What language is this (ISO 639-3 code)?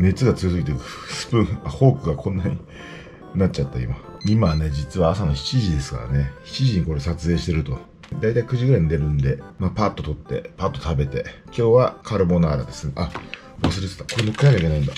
jpn